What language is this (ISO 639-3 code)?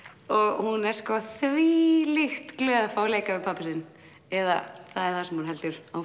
isl